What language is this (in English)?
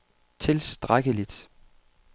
Danish